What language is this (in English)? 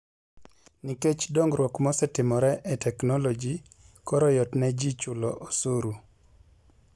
Luo (Kenya and Tanzania)